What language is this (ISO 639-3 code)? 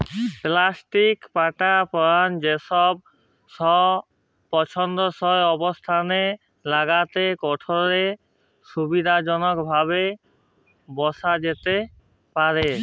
ben